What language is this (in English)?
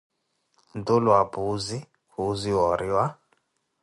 Koti